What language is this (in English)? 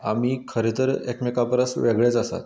Konkani